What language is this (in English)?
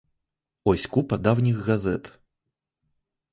Ukrainian